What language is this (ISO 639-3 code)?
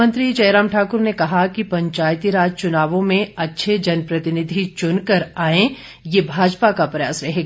hin